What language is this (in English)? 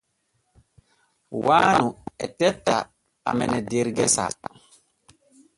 Borgu Fulfulde